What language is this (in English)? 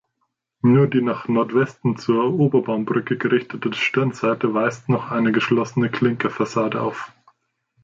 German